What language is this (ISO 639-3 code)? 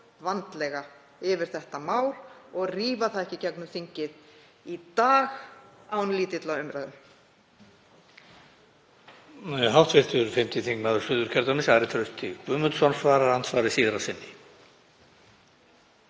isl